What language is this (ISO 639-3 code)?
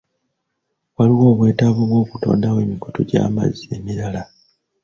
lug